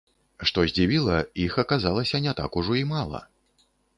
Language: Belarusian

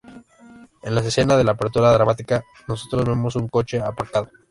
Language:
Spanish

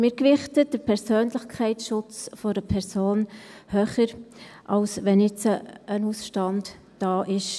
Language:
Swiss German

